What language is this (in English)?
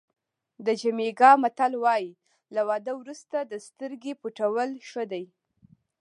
Pashto